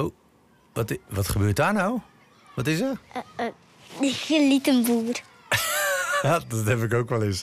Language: Dutch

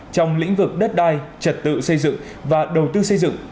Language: Vietnamese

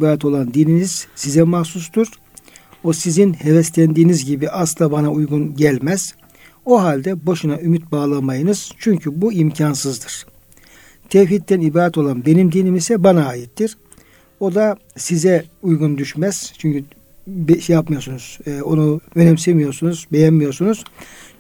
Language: Turkish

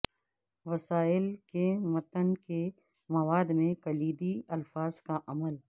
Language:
Urdu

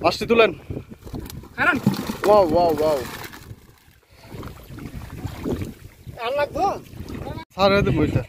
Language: Romanian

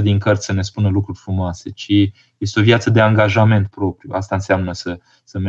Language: Romanian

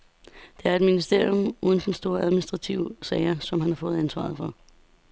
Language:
Danish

